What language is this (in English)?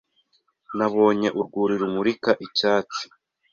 Kinyarwanda